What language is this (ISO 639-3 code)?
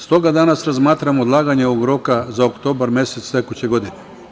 srp